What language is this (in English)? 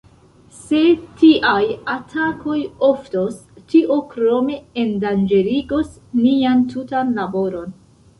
Esperanto